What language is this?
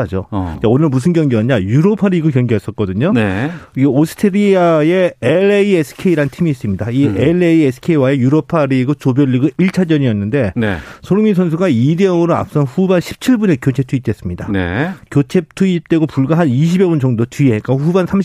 Korean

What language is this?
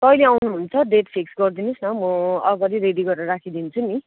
Nepali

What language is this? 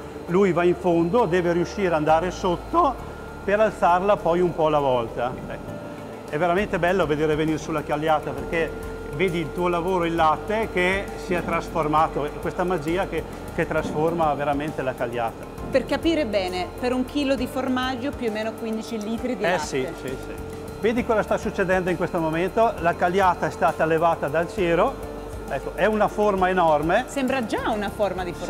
Italian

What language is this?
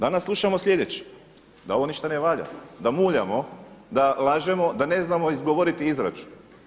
Croatian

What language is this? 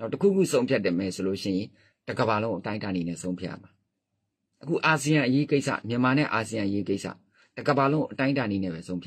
Thai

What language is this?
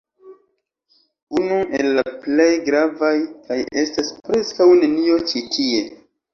Esperanto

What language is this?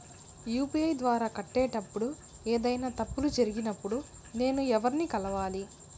Telugu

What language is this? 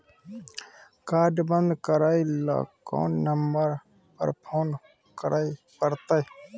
Maithili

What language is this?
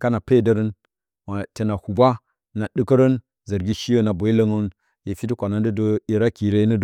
Bacama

